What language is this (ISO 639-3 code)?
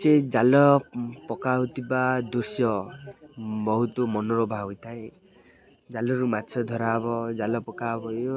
ori